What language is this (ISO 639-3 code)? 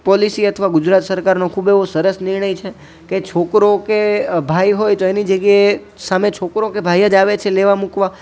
guj